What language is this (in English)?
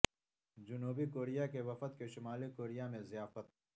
Urdu